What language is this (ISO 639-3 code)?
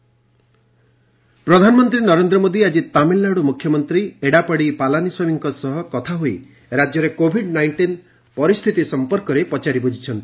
ori